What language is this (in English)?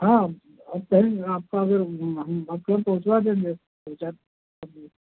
Hindi